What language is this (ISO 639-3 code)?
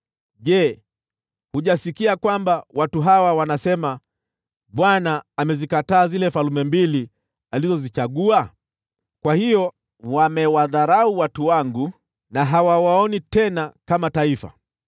swa